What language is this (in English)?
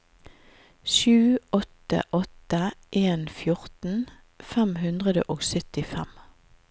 Norwegian